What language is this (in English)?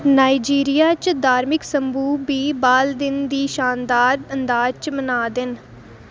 Dogri